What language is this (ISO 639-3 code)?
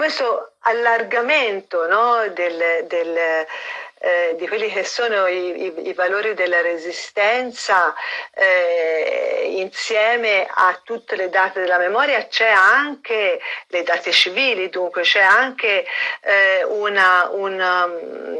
ita